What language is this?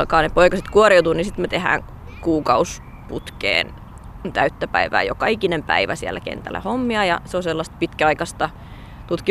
Finnish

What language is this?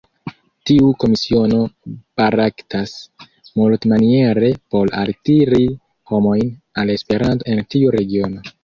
Esperanto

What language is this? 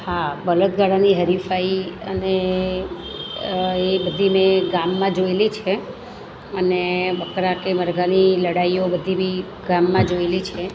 Gujarati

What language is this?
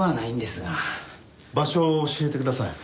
Japanese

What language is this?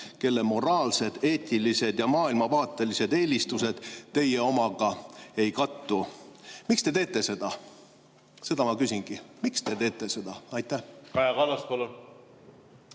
Estonian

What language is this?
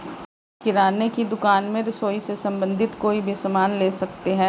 Hindi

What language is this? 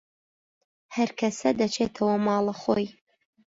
Central Kurdish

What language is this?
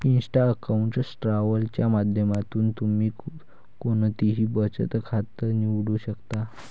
Marathi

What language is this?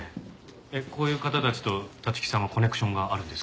Japanese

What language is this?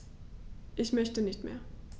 German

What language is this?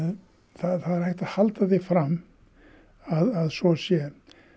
Icelandic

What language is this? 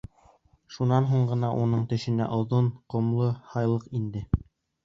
Bashkir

